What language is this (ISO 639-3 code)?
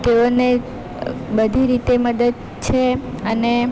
guj